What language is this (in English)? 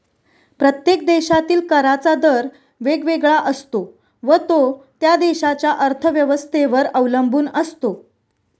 Marathi